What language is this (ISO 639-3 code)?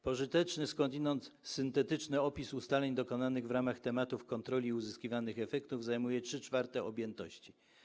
pol